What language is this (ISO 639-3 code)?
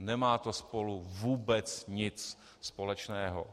ces